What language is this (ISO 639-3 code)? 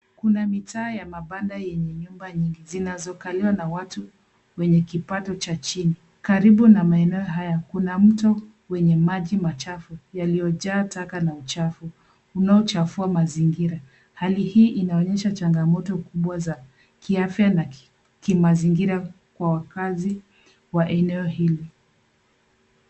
swa